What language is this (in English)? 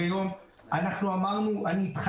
Hebrew